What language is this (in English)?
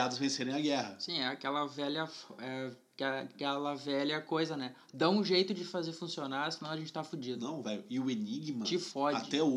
Portuguese